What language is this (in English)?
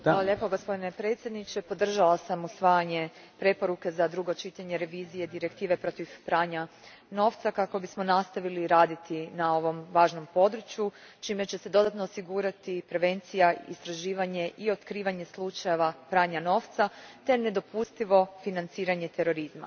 Croatian